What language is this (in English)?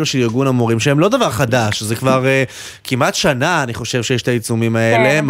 Hebrew